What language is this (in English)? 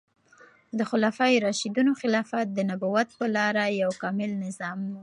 Pashto